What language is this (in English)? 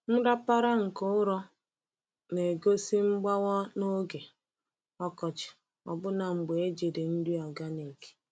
Igbo